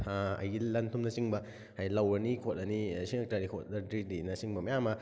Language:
Manipuri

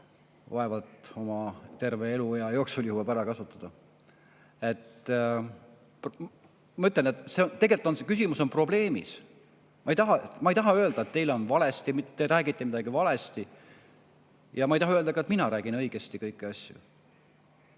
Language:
Estonian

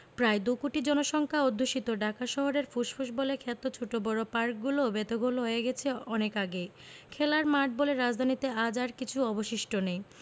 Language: Bangla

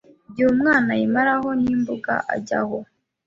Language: Kinyarwanda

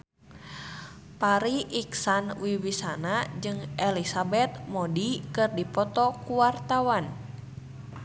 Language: Sundanese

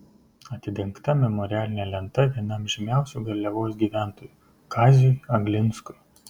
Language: Lithuanian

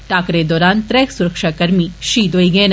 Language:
Dogri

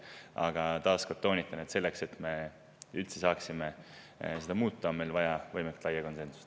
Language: Estonian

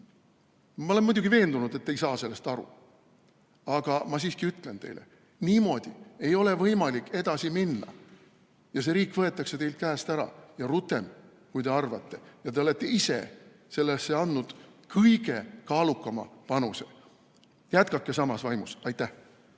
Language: Estonian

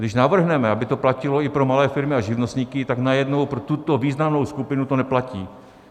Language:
Czech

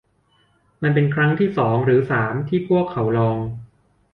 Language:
Thai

